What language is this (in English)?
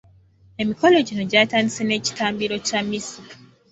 Ganda